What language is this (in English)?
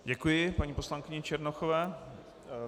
Czech